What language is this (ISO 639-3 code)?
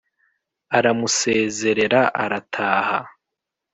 kin